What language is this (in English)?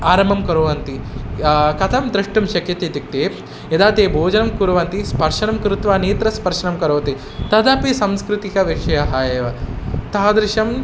Sanskrit